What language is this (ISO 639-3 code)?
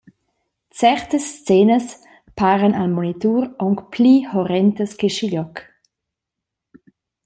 roh